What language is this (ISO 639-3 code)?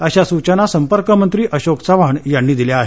mar